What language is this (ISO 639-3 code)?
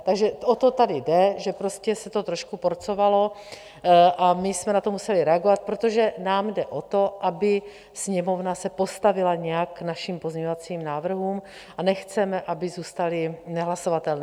ces